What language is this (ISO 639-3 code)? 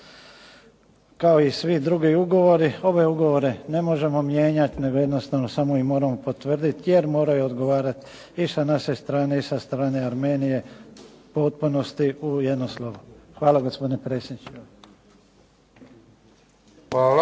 hrv